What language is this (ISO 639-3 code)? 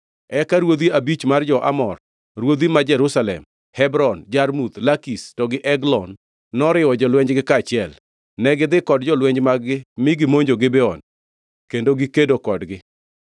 luo